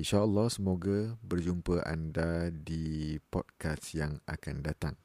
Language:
Malay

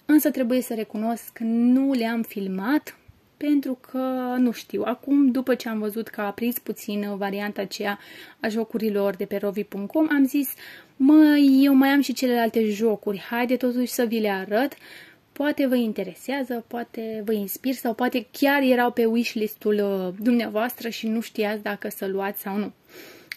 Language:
Romanian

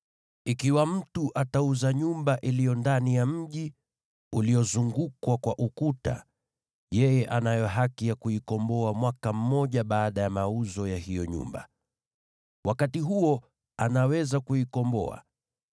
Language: Swahili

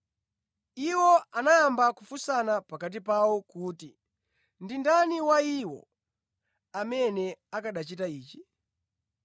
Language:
Nyanja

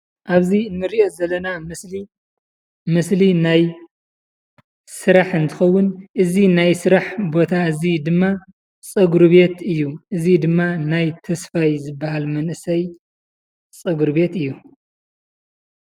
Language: Tigrinya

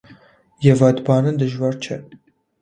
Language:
Armenian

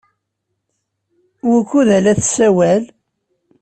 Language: Kabyle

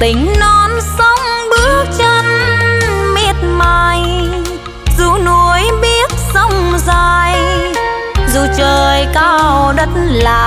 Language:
Vietnamese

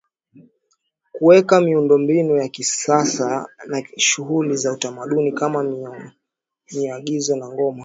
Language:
Swahili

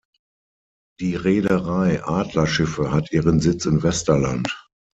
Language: German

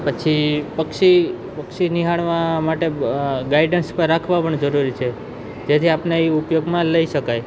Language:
Gujarati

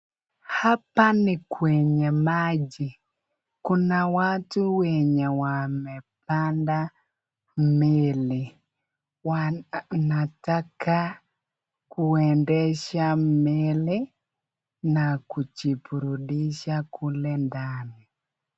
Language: Swahili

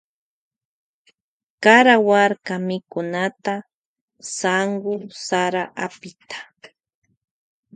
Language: Loja Highland Quichua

